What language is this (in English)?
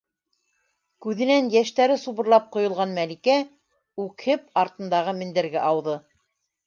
Bashkir